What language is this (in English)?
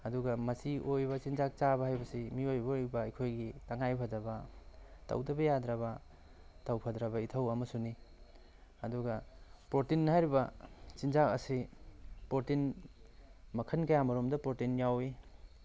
Manipuri